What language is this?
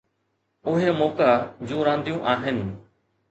Sindhi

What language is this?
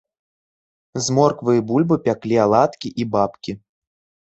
Belarusian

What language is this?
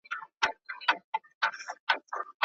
Pashto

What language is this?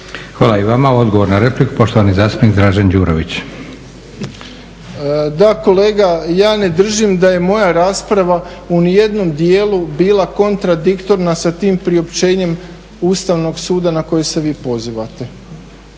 Croatian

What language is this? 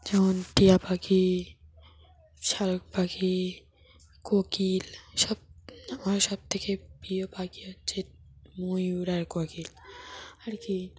Bangla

